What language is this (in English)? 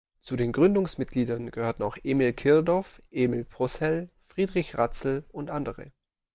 German